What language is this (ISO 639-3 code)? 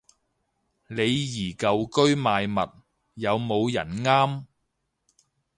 yue